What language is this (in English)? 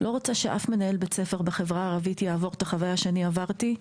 Hebrew